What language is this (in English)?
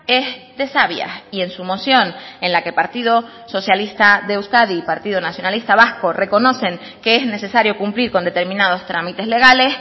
Spanish